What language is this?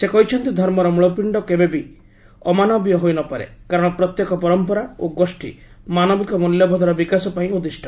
Odia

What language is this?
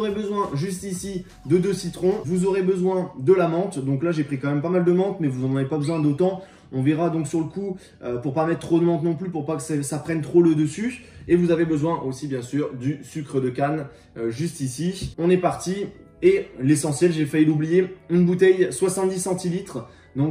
French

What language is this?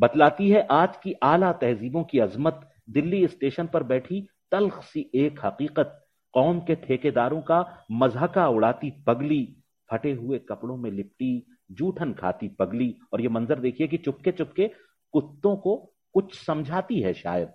Hindi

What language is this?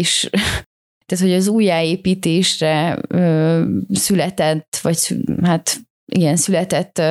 Hungarian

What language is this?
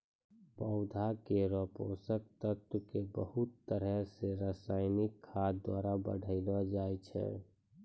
Maithili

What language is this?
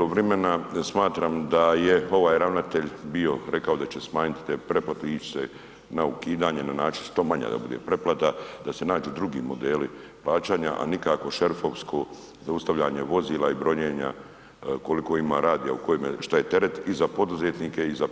Croatian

